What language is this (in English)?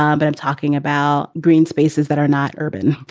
English